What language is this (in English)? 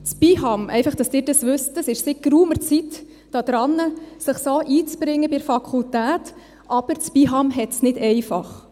Swiss German